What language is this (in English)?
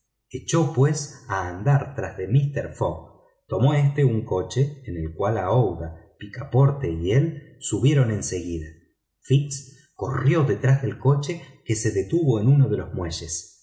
Spanish